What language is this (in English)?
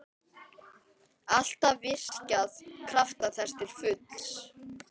Icelandic